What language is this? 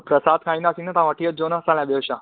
Sindhi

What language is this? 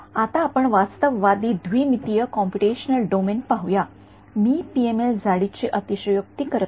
Marathi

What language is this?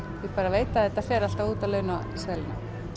Icelandic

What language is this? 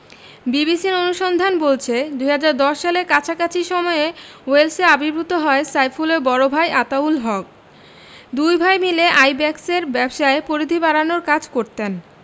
Bangla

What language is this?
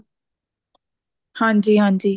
Punjabi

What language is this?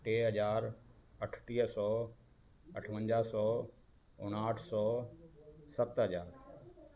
Sindhi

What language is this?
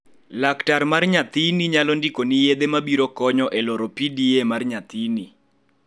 Luo (Kenya and Tanzania)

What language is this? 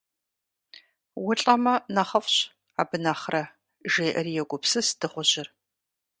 Kabardian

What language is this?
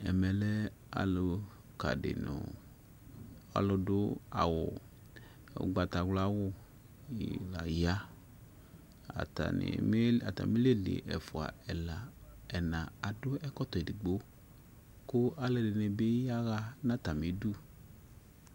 Ikposo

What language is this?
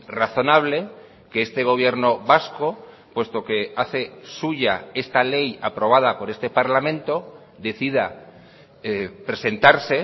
Spanish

